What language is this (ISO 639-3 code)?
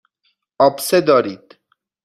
fas